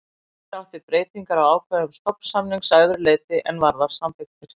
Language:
Icelandic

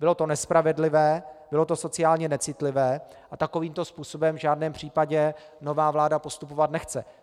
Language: Czech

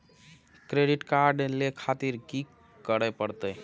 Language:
Maithili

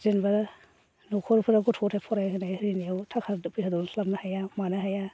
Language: Bodo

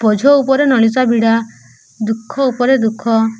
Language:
Odia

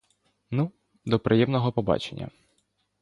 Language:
Ukrainian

